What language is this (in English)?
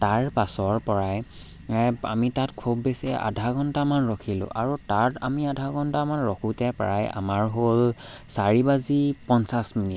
Assamese